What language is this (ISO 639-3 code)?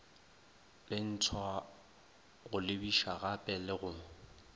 nso